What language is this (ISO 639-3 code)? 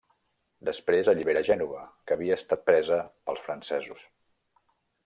cat